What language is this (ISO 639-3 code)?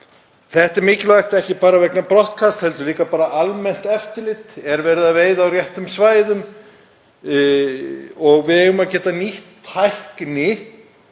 isl